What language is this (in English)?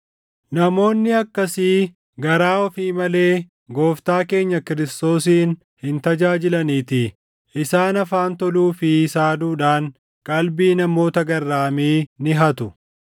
Oromo